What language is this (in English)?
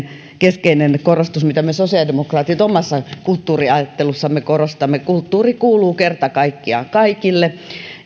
Finnish